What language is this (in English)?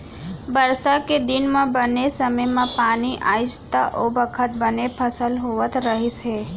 Chhattisgarhi